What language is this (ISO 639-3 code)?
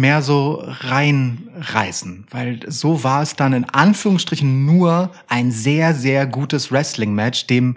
deu